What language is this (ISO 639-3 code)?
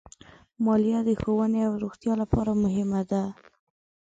pus